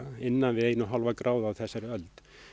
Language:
Icelandic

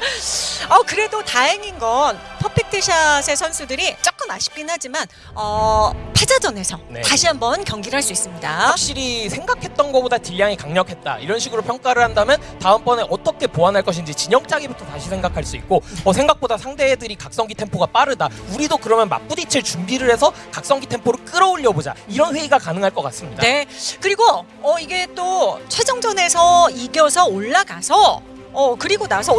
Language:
Korean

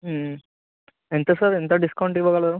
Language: Telugu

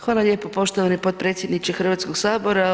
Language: Croatian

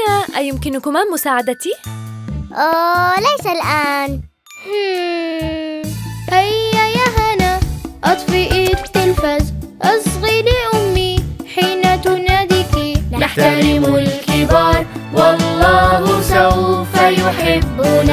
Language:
Arabic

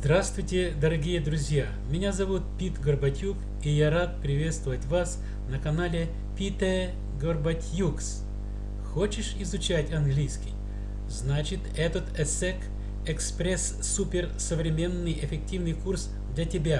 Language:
Russian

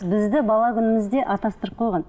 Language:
Kazakh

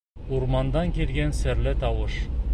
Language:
Bashkir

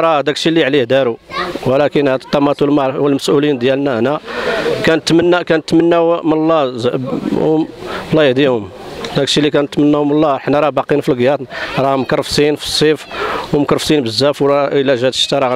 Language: Arabic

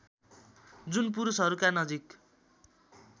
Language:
Nepali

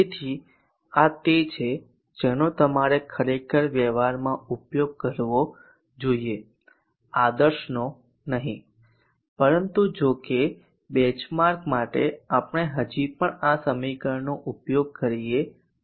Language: Gujarati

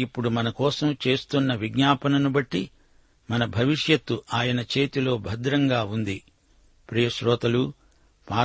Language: Telugu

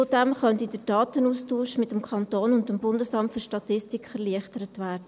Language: Swiss German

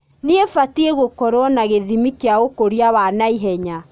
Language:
Kikuyu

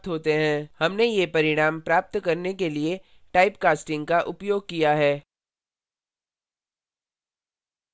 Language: Hindi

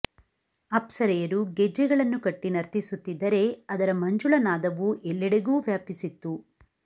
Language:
Kannada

